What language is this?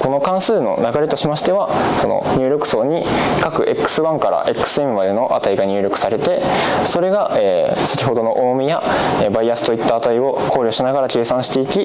Japanese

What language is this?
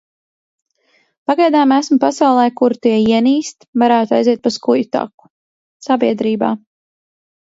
Latvian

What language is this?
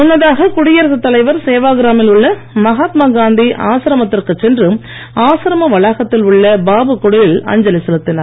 Tamil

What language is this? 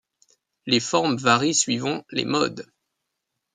French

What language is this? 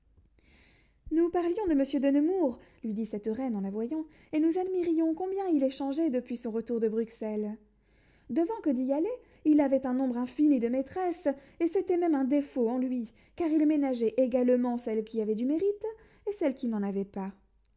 French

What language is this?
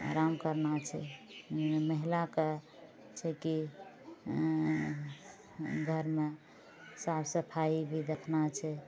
Maithili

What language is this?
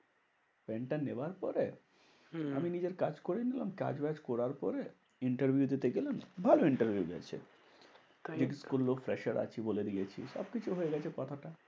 Bangla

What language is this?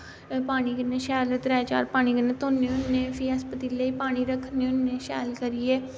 Dogri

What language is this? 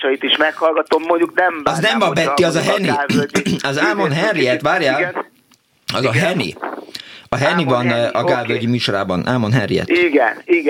Hungarian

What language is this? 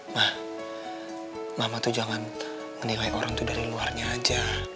Indonesian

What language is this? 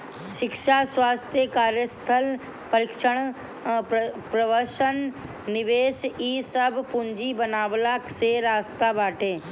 Bhojpuri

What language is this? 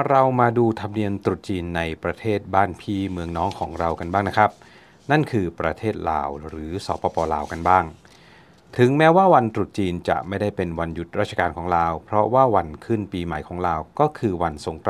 Thai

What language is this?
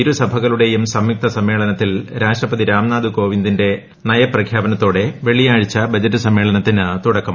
Malayalam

